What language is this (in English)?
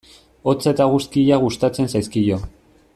Basque